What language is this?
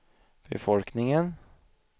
Swedish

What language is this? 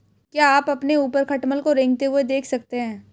Hindi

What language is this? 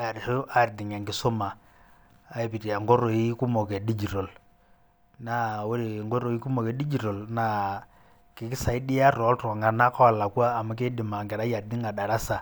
Masai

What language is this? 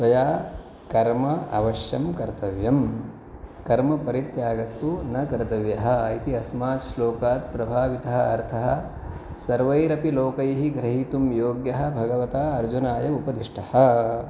Sanskrit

